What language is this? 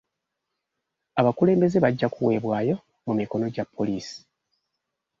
Ganda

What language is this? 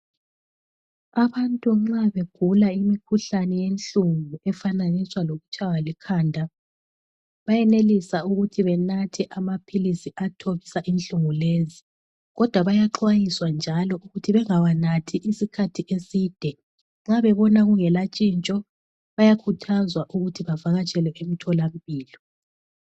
North Ndebele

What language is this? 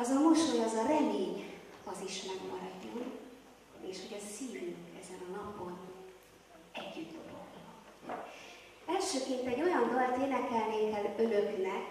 Hungarian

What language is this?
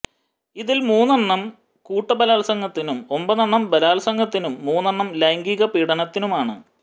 Malayalam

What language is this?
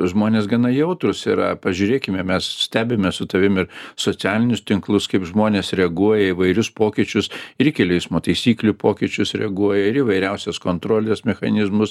Lithuanian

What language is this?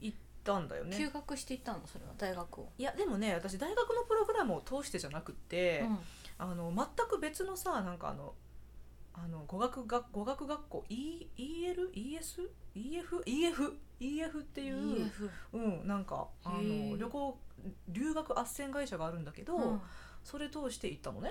Japanese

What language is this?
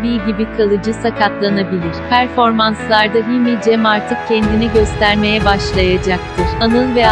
Turkish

